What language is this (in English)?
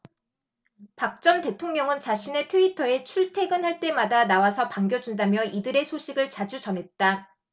Korean